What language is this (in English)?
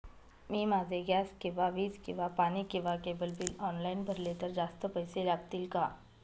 Marathi